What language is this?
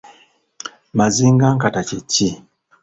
Ganda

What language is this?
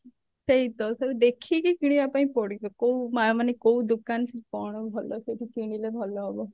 Odia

